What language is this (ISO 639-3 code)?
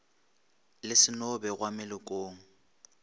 nso